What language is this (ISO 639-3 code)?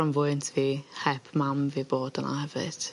cym